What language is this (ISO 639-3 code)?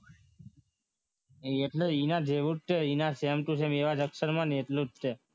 guj